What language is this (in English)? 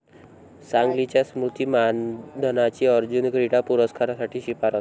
Marathi